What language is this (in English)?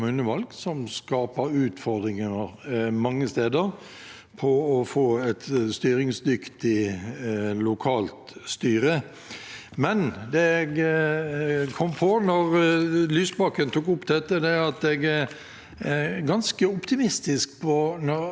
Norwegian